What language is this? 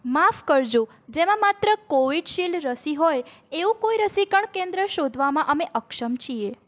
Gujarati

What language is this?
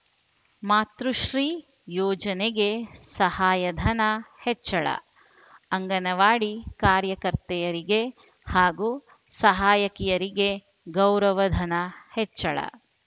Kannada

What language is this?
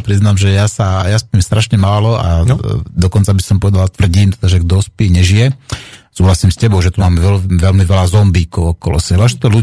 Slovak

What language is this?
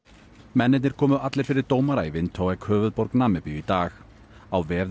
Icelandic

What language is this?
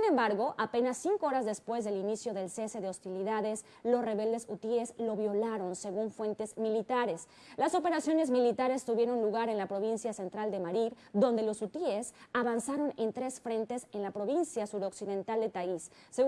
Spanish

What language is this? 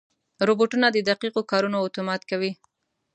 Pashto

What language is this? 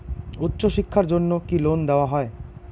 Bangla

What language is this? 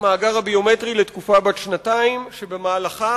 Hebrew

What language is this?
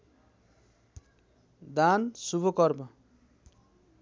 Nepali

